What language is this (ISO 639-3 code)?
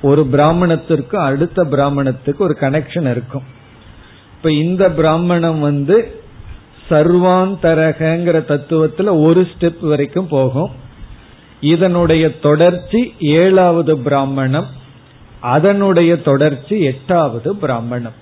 tam